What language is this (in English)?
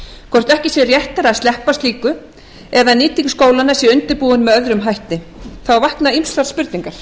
Icelandic